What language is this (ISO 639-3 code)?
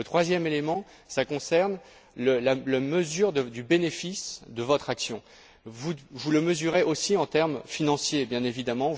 fra